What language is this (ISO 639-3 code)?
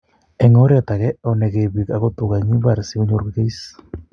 kln